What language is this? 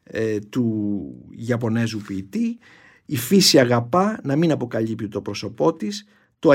Greek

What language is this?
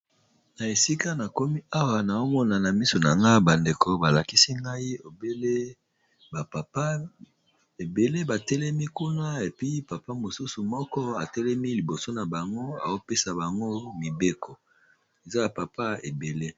Lingala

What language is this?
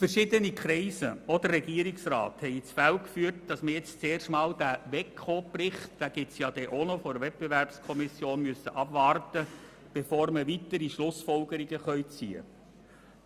Swiss German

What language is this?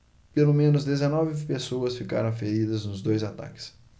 Portuguese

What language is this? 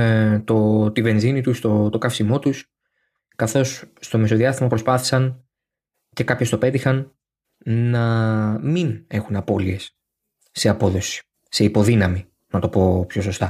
Greek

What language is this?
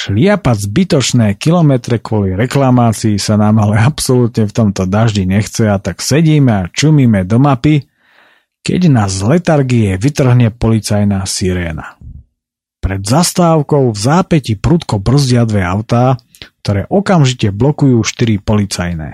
Slovak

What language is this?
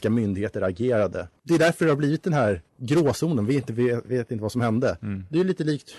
Swedish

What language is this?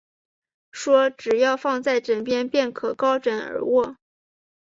Chinese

